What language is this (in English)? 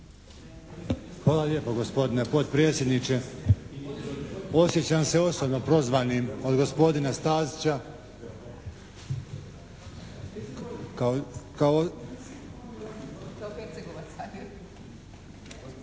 Croatian